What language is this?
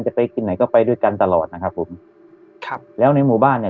Thai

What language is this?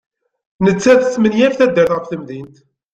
Kabyle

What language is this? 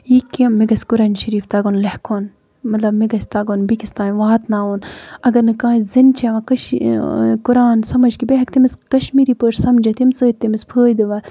Kashmiri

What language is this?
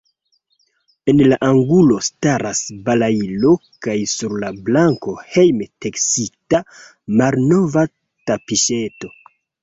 Esperanto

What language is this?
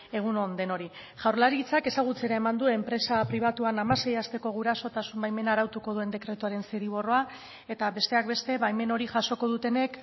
Basque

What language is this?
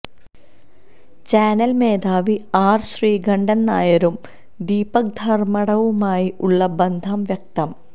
Malayalam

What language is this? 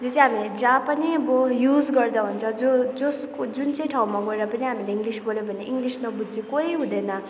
Nepali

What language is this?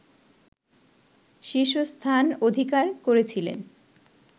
Bangla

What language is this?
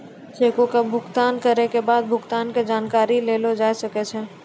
Maithili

